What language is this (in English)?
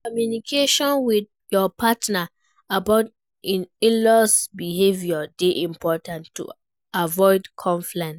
Nigerian Pidgin